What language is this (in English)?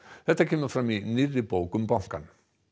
Icelandic